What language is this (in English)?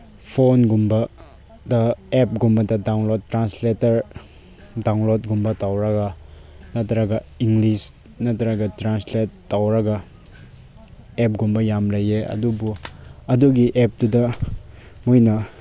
Manipuri